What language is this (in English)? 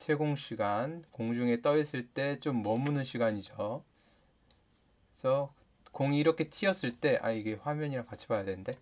Korean